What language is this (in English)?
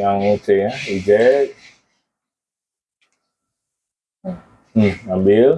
Indonesian